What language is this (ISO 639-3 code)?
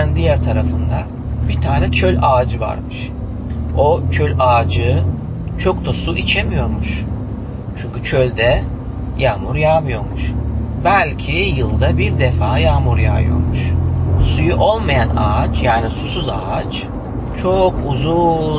tur